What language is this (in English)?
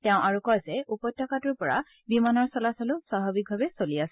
Assamese